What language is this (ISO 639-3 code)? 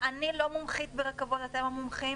heb